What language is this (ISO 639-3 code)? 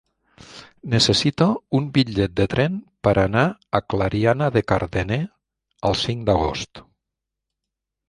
cat